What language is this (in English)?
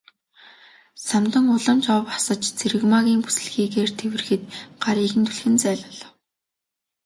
Mongolian